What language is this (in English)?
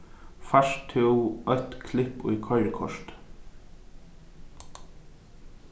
Faroese